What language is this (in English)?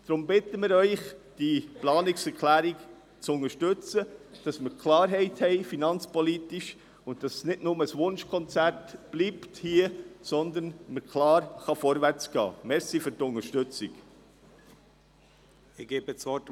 Swiss German